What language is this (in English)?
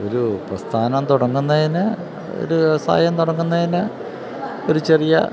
Malayalam